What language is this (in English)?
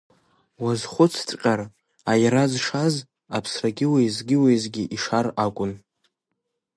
Abkhazian